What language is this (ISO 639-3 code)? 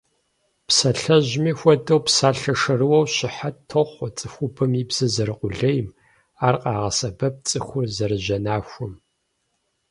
kbd